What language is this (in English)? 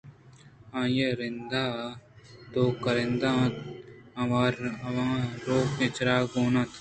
Eastern Balochi